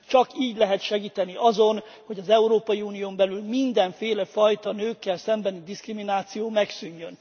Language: Hungarian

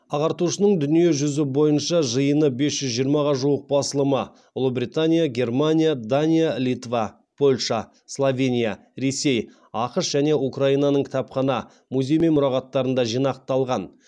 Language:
Kazakh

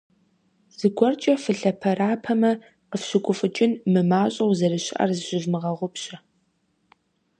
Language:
Kabardian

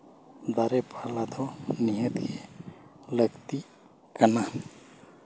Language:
Santali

